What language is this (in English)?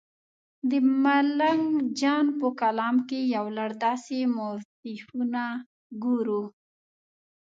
Pashto